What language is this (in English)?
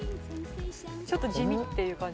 Japanese